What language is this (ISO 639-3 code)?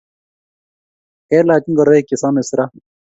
kln